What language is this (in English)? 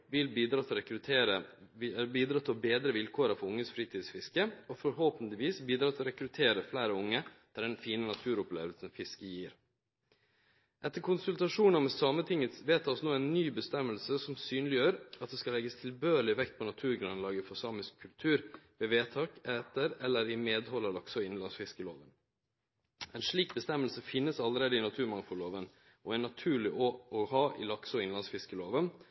Norwegian Nynorsk